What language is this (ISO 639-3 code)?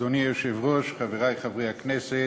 heb